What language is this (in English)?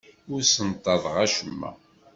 Kabyle